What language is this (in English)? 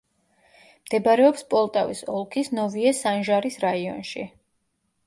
Georgian